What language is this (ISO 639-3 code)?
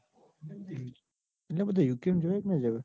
guj